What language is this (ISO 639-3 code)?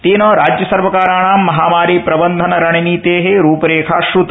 san